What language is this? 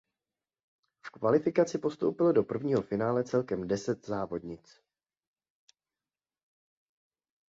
Czech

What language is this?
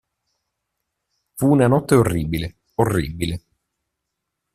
Italian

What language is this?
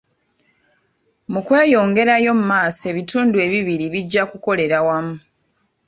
Ganda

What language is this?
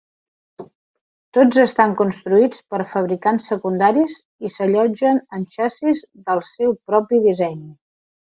Catalan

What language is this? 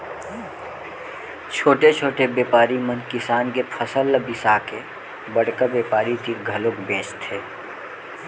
Chhattisgarhi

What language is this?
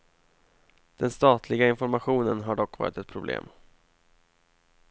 Swedish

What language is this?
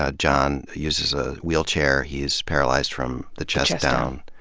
English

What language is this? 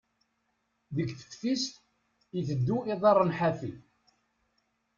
Kabyle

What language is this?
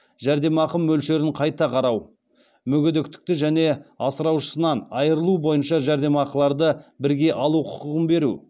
Kazakh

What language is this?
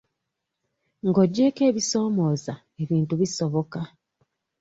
Ganda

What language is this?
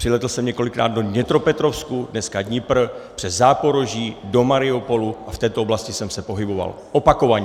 Czech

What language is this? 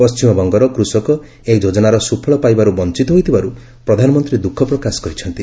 Odia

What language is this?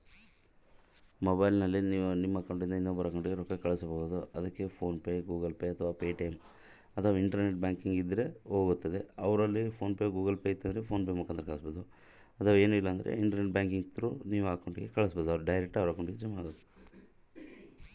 Kannada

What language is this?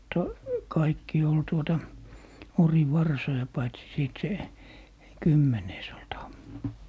Finnish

